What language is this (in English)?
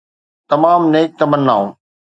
Sindhi